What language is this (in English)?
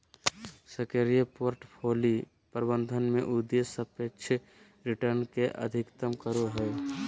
Magahi